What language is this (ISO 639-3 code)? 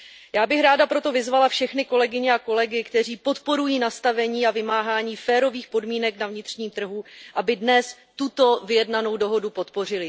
ces